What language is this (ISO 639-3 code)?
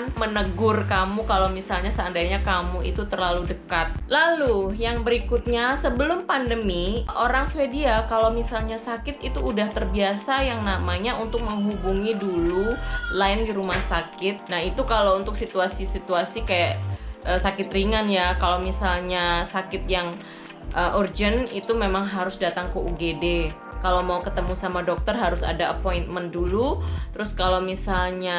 ind